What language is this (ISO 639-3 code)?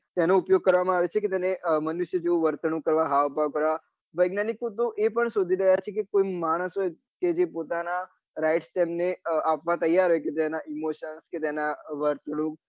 guj